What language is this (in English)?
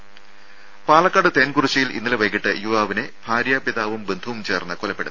Malayalam